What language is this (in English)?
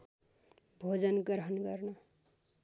Nepali